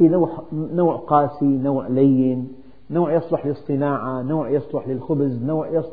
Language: Arabic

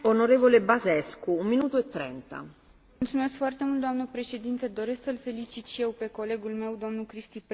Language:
Romanian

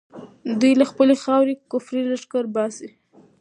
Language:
Pashto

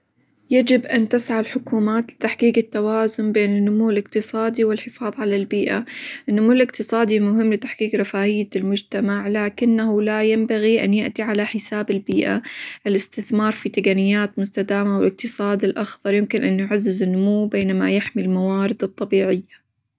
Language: Hijazi Arabic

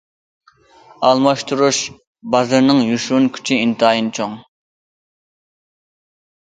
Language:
Uyghur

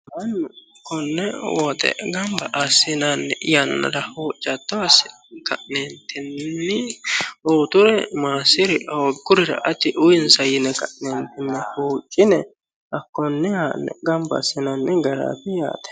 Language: Sidamo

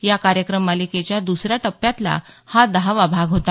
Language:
Marathi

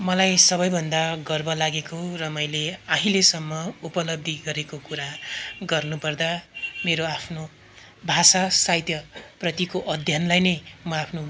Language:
Nepali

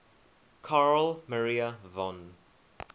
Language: English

